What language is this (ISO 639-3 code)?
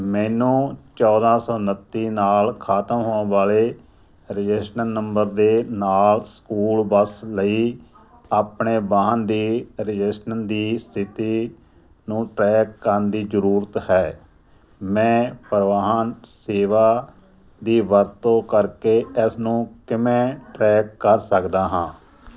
pan